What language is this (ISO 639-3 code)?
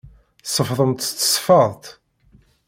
kab